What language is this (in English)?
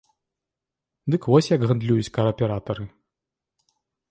Belarusian